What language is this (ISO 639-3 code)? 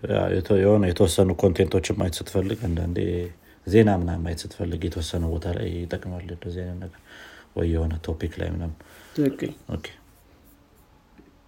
amh